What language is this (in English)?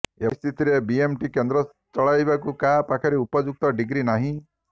Odia